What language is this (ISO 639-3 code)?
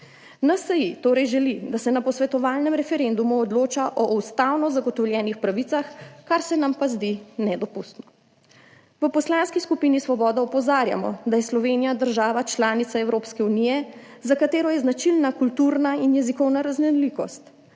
slv